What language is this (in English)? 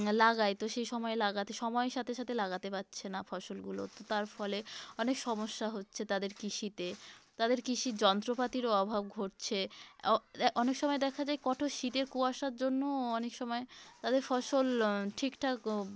Bangla